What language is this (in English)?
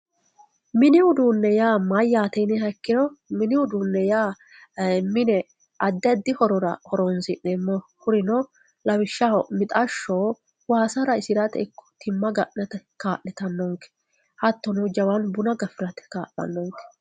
Sidamo